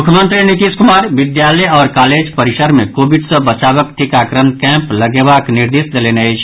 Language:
Maithili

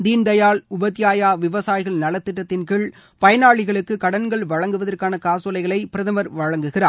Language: Tamil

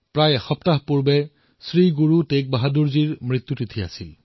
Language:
Assamese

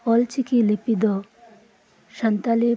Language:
Santali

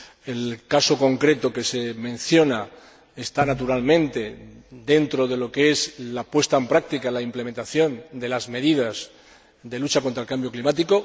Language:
Spanish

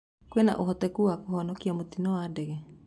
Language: Kikuyu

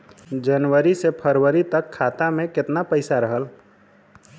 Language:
Bhojpuri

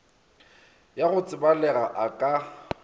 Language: Northern Sotho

